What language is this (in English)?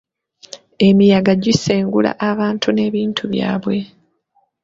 Ganda